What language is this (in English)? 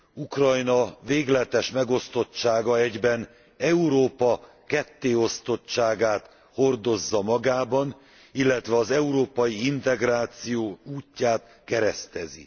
Hungarian